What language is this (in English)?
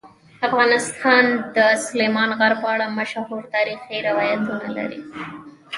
Pashto